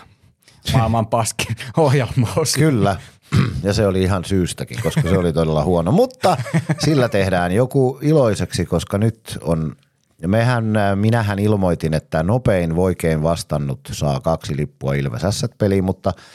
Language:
Finnish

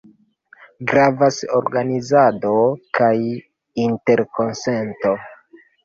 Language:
Esperanto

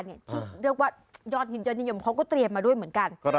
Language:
Thai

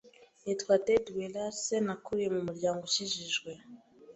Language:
Kinyarwanda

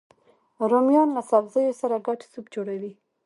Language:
Pashto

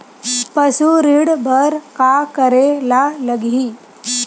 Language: Chhattisgarhi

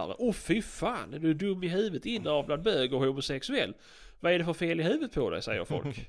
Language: Swedish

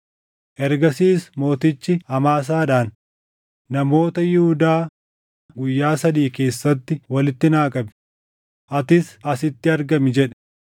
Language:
Oromo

